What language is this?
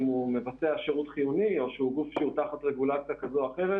Hebrew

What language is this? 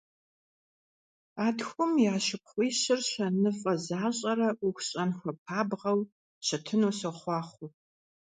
Kabardian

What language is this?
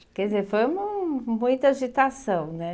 Portuguese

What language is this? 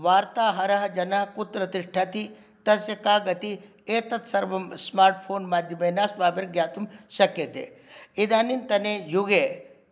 Sanskrit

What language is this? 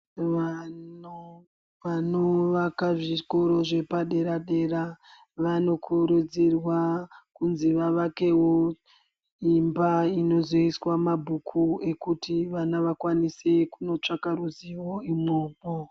Ndau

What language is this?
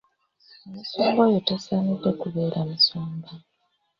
Ganda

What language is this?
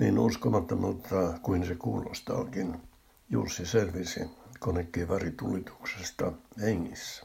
Finnish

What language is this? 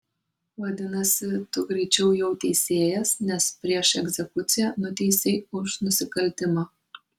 Lithuanian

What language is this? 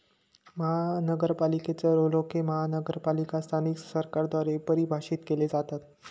Marathi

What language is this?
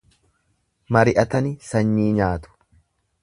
Oromo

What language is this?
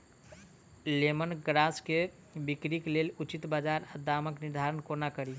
Maithili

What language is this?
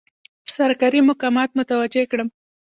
Pashto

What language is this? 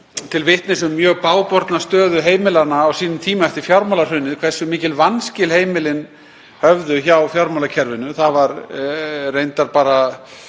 Icelandic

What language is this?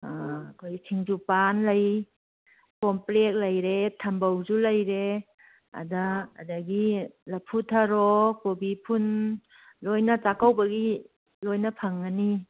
Manipuri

